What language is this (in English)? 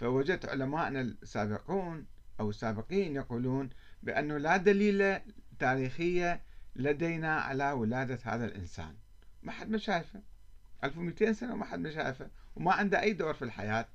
Arabic